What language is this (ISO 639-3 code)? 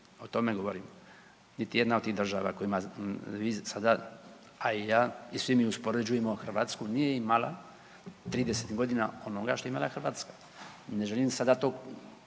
hrv